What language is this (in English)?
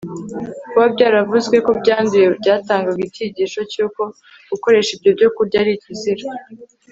Kinyarwanda